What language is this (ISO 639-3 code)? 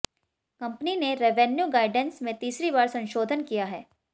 hin